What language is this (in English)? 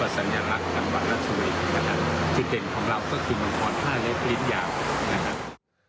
Thai